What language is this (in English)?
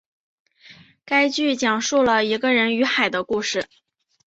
Chinese